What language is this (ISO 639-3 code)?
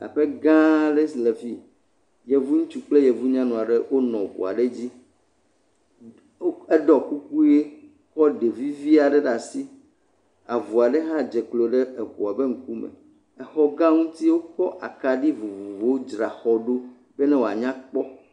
ewe